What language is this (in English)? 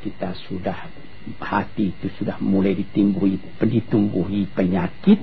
Malay